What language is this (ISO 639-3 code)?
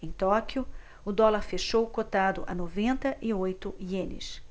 por